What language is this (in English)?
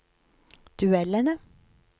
Norwegian